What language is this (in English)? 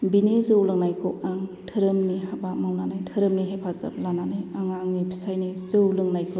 Bodo